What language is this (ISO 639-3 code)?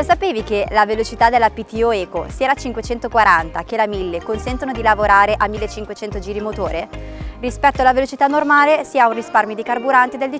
ita